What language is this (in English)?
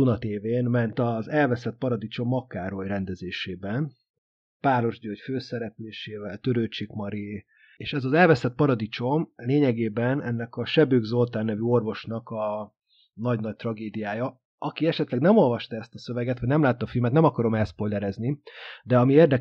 Hungarian